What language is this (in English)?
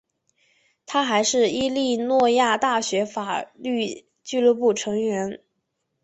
Chinese